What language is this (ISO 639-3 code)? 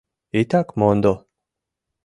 chm